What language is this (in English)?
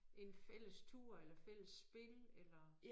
Danish